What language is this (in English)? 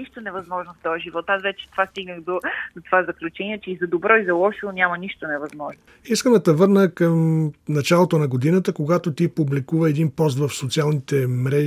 Bulgarian